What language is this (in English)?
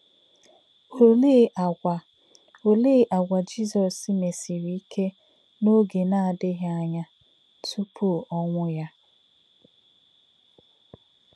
Igbo